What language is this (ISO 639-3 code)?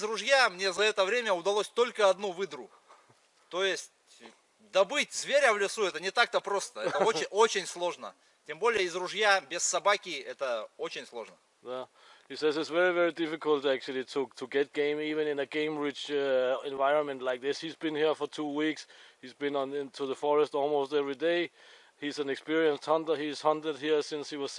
rus